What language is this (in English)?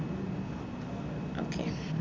Malayalam